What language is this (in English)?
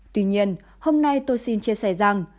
Vietnamese